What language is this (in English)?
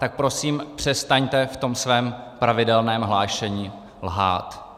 Czech